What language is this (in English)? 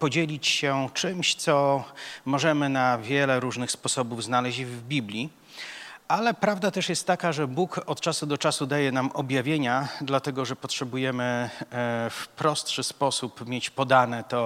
Polish